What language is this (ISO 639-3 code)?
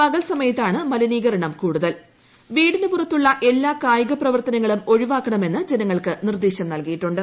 mal